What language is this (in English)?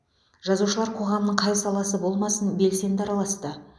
Kazakh